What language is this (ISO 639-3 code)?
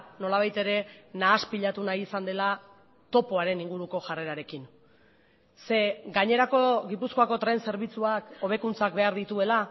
eus